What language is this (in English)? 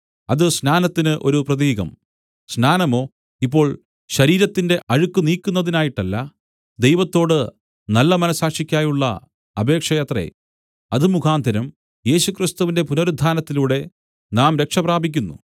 Malayalam